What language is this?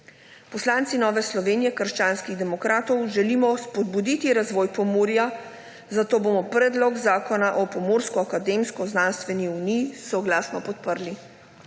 Slovenian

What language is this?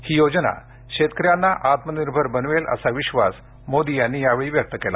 Marathi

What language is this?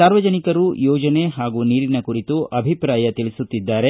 Kannada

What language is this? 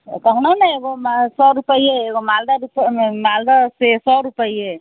Maithili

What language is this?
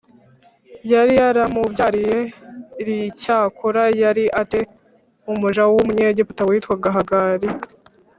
Kinyarwanda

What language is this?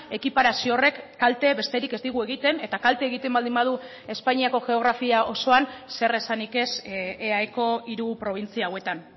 Basque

